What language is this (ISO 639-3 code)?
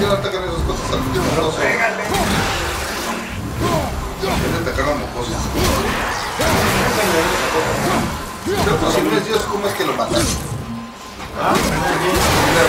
spa